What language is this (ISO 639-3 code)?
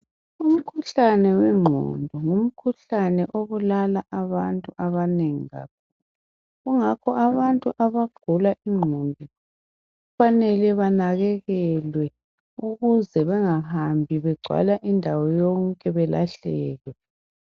nde